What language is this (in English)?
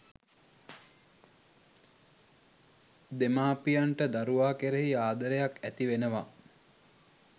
Sinhala